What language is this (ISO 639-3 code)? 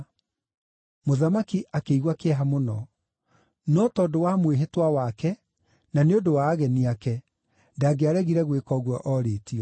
kik